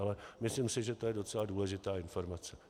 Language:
Czech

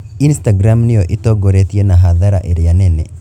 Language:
Kikuyu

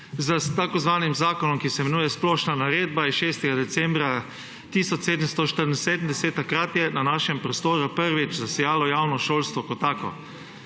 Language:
Slovenian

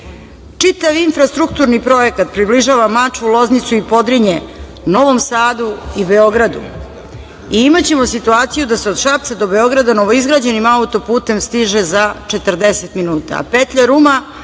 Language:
Serbian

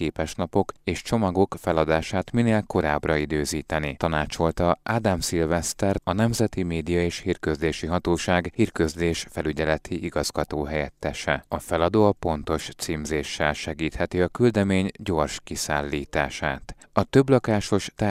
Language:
Hungarian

